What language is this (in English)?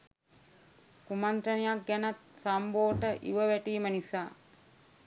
Sinhala